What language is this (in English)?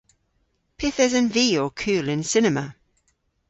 Cornish